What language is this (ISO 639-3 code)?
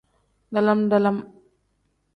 kdh